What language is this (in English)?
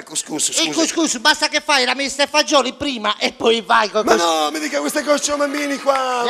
Italian